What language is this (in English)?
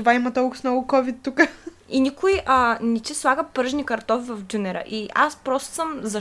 Bulgarian